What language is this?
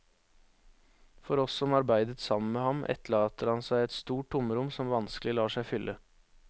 Norwegian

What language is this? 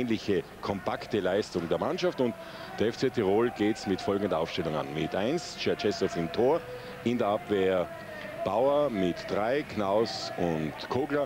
German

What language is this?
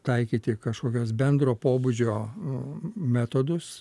Lithuanian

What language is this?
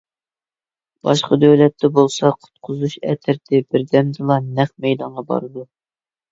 Uyghur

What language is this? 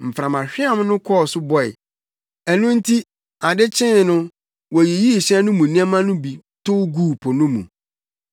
Akan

